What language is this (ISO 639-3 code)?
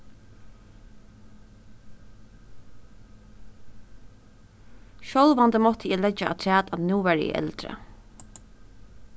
fao